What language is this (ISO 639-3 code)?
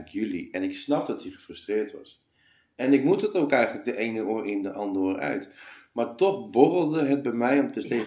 nld